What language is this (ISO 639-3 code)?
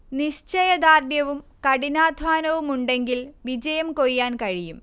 mal